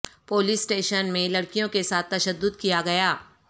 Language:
Urdu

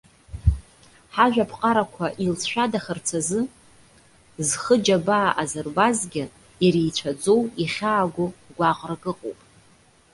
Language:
Abkhazian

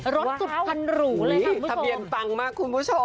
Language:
Thai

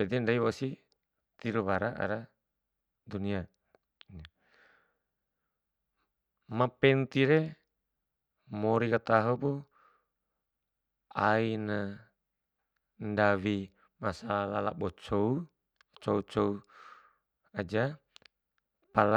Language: Bima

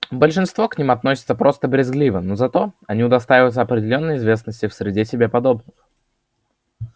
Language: Russian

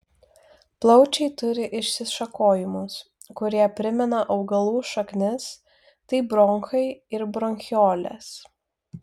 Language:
Lithuanian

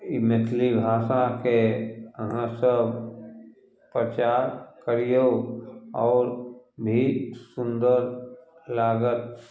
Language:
Maithili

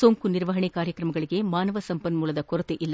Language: Kannada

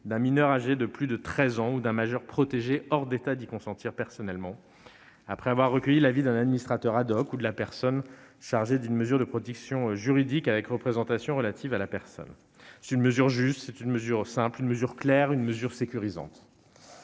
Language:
French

